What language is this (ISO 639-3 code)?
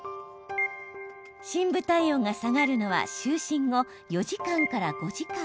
jpn